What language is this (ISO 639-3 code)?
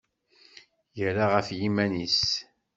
kab